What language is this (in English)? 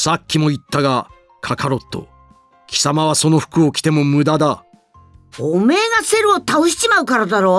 Japanese